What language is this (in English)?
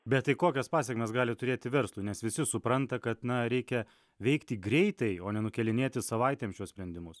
Lithuanian